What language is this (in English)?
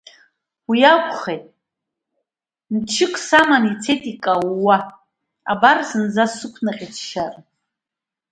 Abkhazian